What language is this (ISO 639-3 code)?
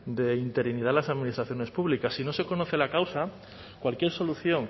spa